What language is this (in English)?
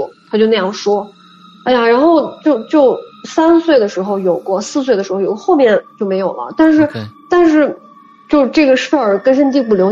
Chinese